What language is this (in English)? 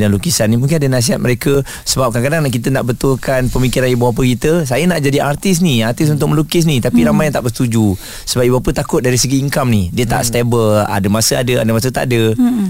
Malay